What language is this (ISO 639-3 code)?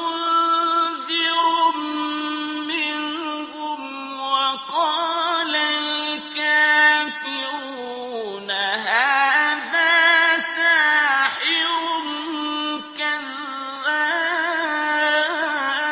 ara